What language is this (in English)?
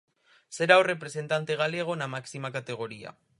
Galician